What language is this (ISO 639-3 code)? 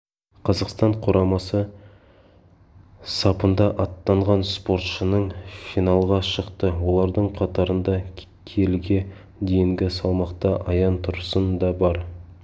kaz